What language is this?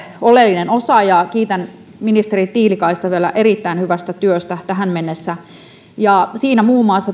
Finnish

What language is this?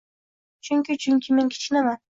Uzbek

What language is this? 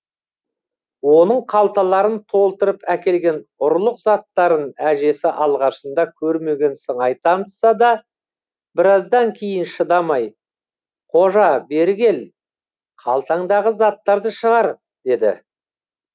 Kazakh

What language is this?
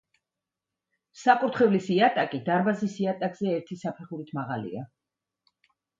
Georgian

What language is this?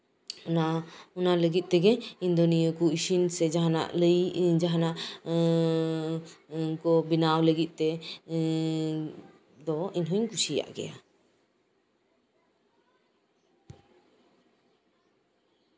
Santali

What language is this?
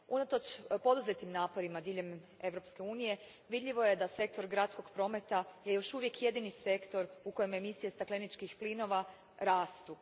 Croatian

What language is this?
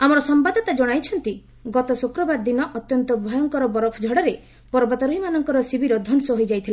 Odia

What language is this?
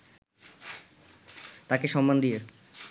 Bangla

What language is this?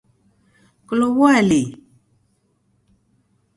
Taita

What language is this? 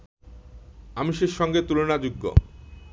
Bangla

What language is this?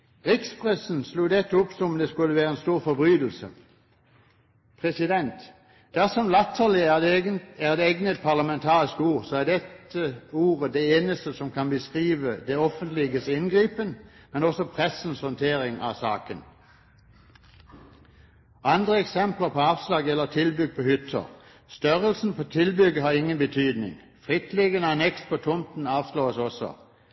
Norwegian Bokmål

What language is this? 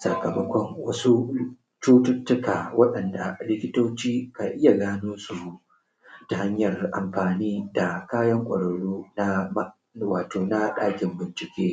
Hausa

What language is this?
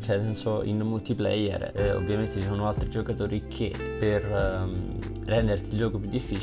Italian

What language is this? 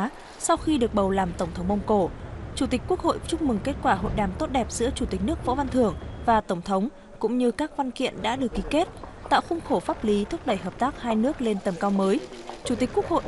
Vietnamese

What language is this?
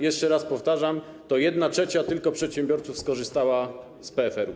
Polish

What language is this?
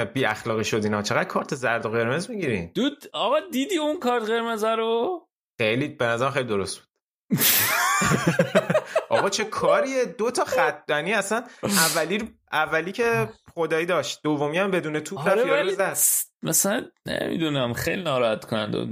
Persian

